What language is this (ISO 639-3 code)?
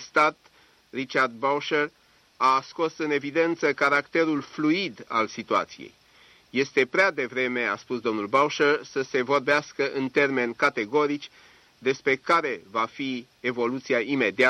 ron